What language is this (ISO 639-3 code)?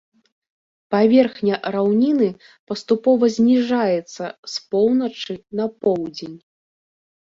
bel